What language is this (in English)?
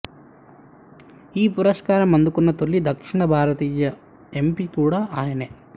Telugu